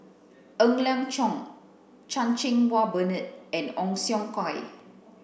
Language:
English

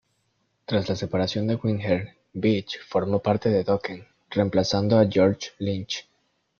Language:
Spanish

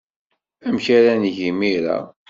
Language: Kabyle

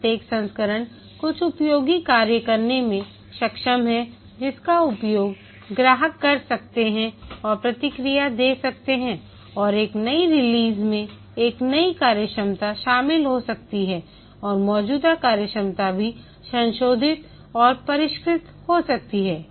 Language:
Hindi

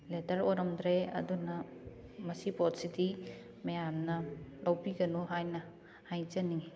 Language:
Manipuri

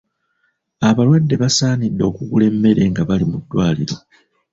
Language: Ganda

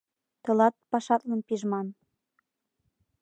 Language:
Mari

